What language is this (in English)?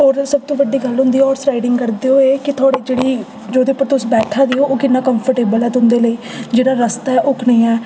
Dogri